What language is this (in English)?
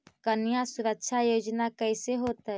Magahi